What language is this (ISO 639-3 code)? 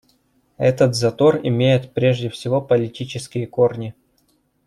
rus